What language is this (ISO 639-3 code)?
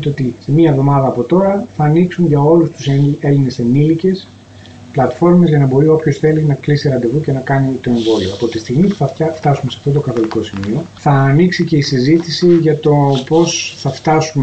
ell